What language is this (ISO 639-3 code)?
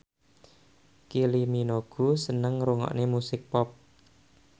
jav